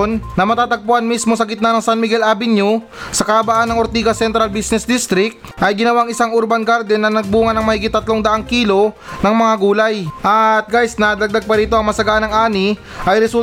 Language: Filipino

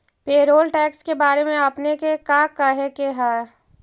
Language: Magahi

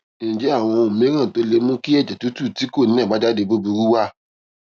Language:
Yoruba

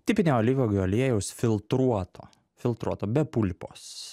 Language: Lithuanian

